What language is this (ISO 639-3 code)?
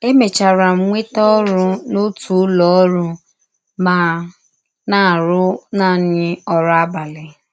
ibo